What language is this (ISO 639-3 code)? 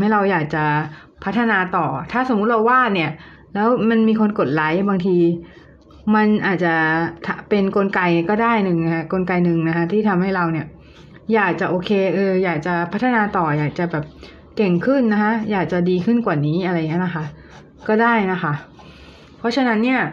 tha